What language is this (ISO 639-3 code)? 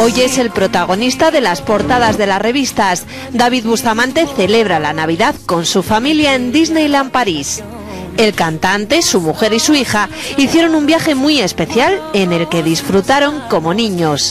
spa